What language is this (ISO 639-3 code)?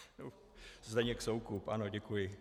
ces